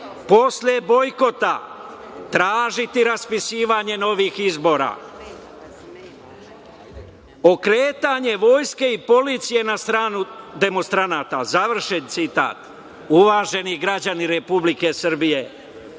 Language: Serbian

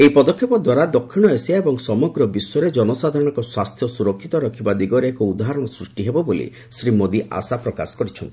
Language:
Odia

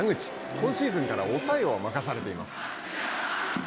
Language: Japanese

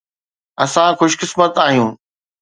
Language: Sindhi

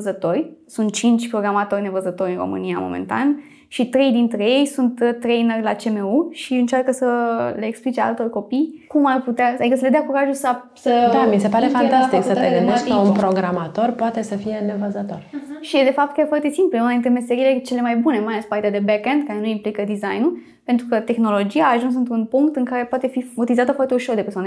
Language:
Romanian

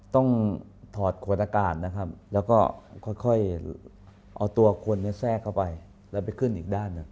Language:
Thai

